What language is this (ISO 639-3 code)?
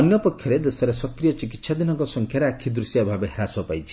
ori